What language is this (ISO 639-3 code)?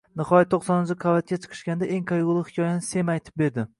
uzb